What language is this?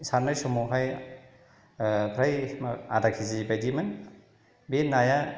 Bodo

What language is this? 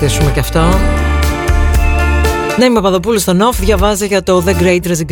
Greek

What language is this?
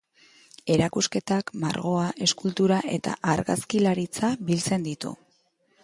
Basque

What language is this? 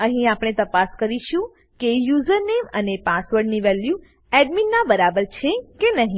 Gujarati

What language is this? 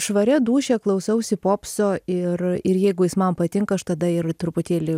Lithuanian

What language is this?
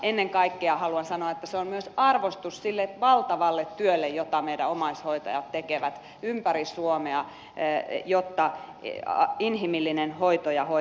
Finnish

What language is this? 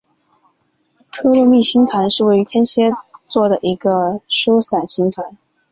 Chinese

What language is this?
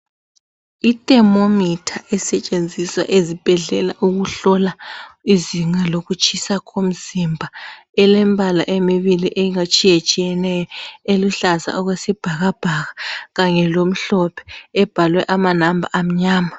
North Ndebele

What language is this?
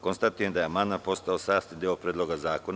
Serbian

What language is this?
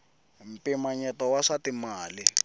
Tsonga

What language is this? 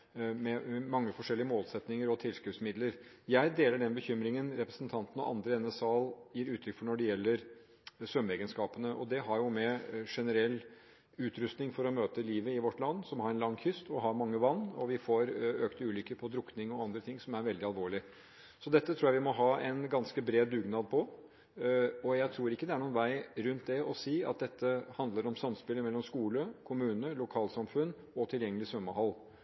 Norwegian Bokmål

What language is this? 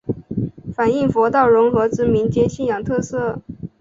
Chinese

